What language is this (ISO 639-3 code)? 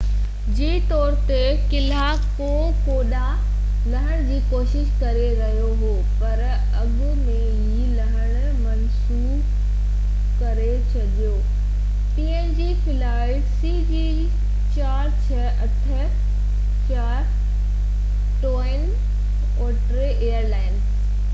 snd